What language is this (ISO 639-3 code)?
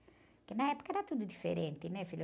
por